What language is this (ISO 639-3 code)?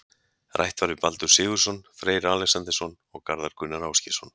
isl